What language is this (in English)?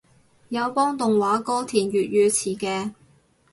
Cantonese